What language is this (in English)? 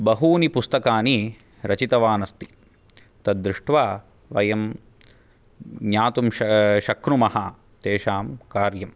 Sanskrit